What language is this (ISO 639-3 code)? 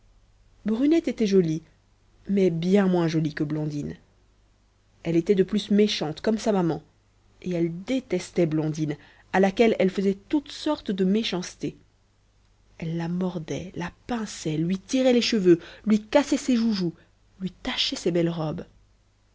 fra